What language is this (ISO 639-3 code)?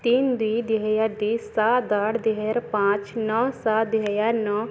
ori